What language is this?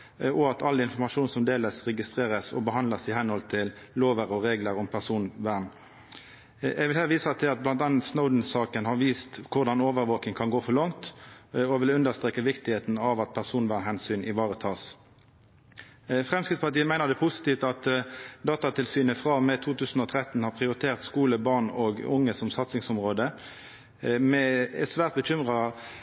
Norwegian Nynorsk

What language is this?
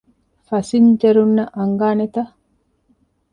Divehi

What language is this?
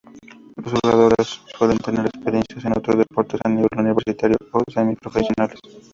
Spanish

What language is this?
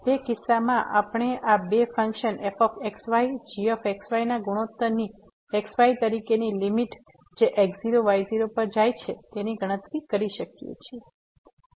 Gujarati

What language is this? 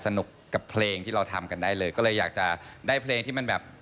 Thai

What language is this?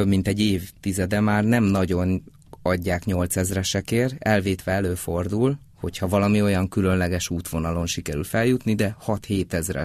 Hungarian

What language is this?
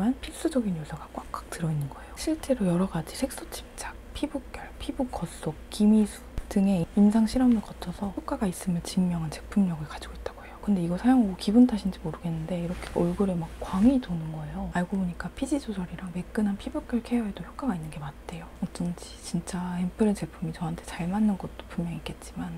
Korean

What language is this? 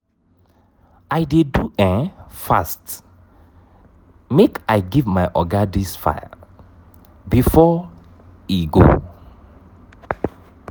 Nigerian Pidgin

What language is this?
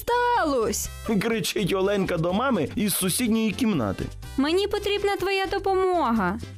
Ukrainian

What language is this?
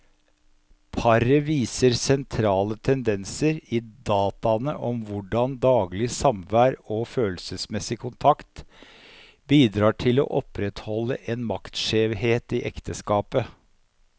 Norwegian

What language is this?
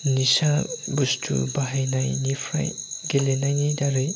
Bodo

